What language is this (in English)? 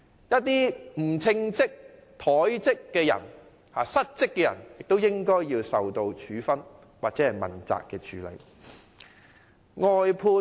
Cantonese